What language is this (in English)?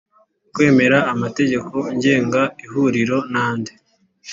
Kinyarwanda